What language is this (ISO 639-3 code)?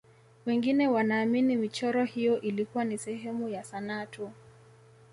swa